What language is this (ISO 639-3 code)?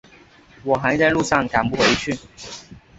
zho